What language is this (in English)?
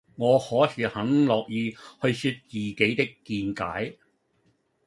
Cantonese